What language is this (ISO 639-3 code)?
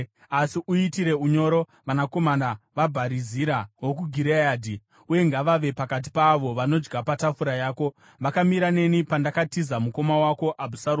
sna